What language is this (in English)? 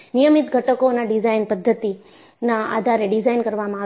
Gujarati